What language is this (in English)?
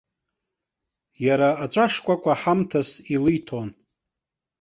Abkhazian